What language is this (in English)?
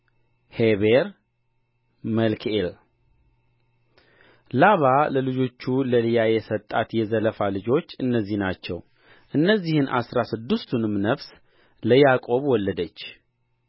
Amharic